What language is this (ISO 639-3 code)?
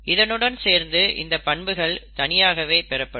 tam